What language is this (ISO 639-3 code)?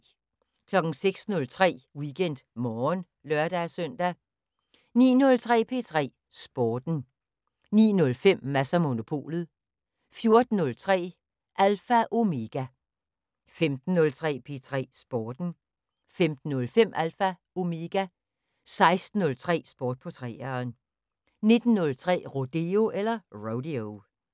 dan